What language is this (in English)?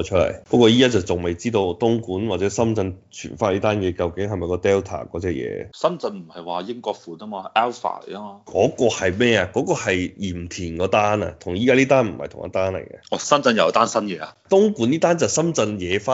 Chinese